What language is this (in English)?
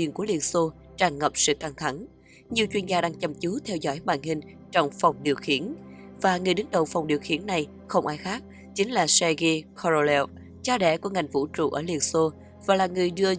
Vietnamese